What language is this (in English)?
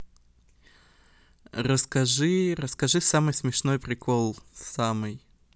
Russian